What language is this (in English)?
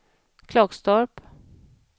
Swedish